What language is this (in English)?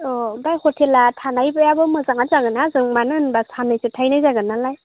Bodo